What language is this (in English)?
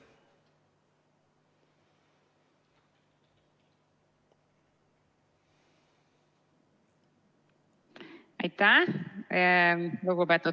Estonian